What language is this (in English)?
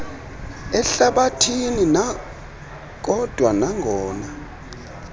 Xhosa